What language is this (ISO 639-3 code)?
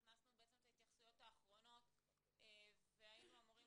heb